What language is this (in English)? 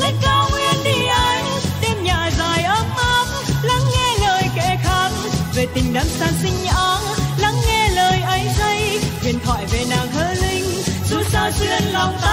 Vietnamese